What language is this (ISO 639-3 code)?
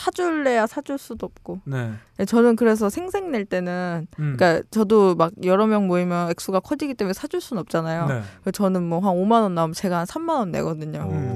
kor